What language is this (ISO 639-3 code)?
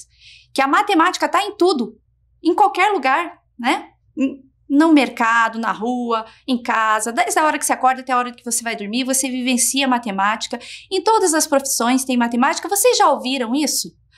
por